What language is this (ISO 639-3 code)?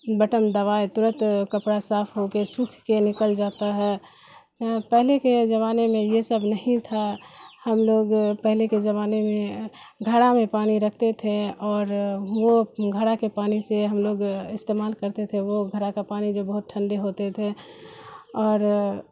urd